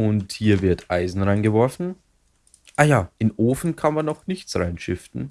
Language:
German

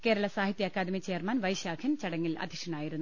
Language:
Malayalam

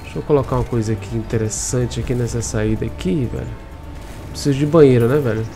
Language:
Portuguese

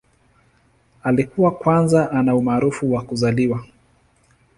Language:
Swahili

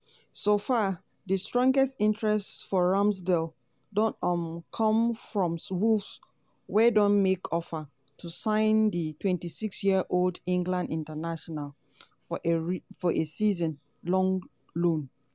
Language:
Nigerian Pidgin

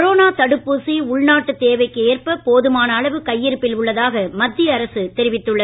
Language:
Tamil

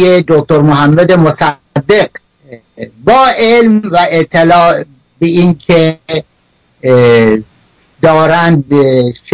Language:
Persian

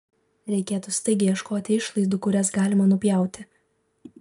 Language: Lithuanian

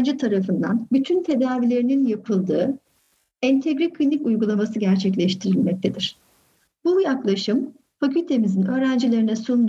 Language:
Turkish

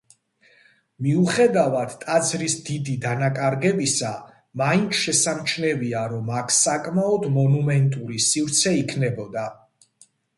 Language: Georgian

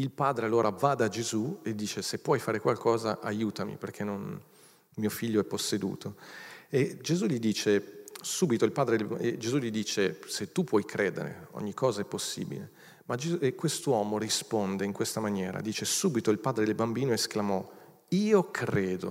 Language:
Italian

